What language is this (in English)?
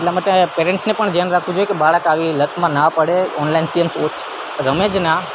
Gujarati